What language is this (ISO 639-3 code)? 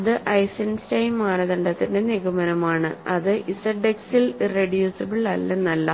mal